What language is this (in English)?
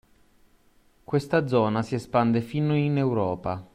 Italian